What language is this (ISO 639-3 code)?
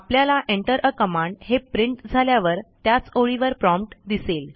mar